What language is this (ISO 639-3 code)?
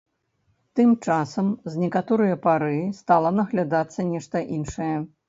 bel